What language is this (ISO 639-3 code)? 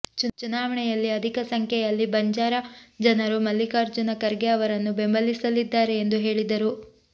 kan